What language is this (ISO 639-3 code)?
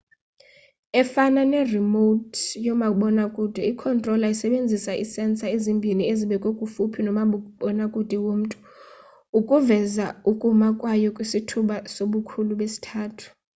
xho